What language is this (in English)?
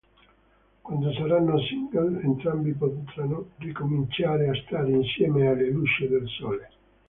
Italian